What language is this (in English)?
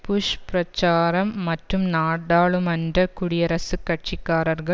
Tamil